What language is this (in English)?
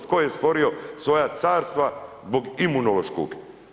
Croatian